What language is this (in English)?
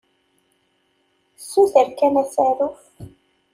Kabyle